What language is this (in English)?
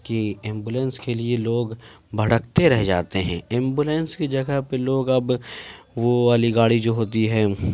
Urdu